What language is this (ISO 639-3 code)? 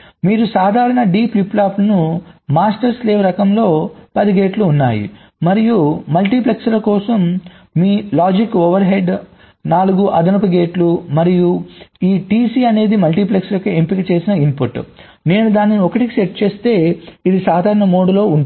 tel